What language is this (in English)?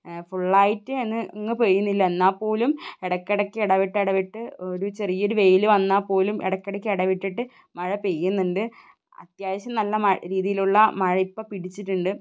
Malayalam